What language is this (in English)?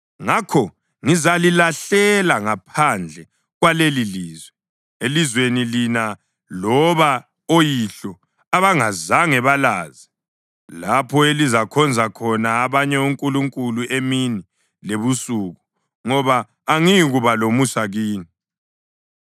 North Ndebele